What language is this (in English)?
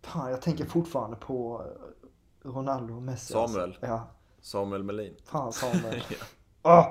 Swedish